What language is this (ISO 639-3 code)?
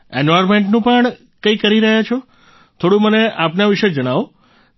guj